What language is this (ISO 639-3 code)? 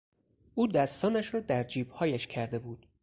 fas